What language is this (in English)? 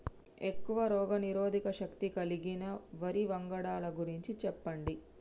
Telugu